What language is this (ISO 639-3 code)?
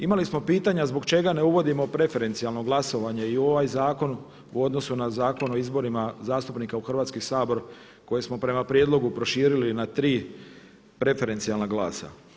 hrv